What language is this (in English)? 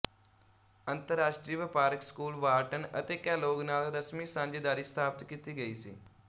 Punjabi